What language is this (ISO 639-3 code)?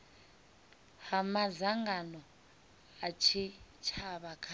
ven